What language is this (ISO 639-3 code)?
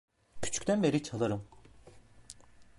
tur